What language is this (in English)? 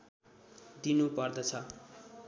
Nepali